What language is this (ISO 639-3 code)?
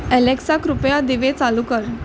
mar